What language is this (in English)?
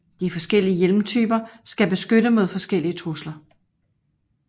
Danish